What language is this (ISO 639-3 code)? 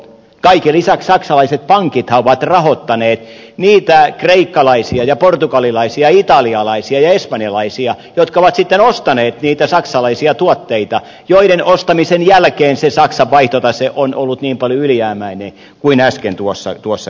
fin